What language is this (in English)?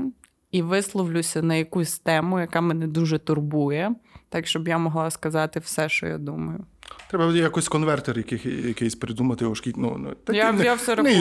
Ukrainian